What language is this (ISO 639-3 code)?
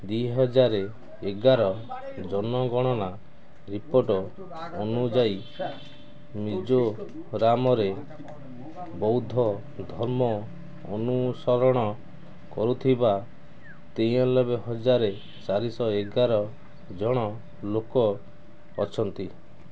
ori